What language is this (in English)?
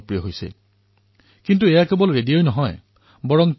Assamese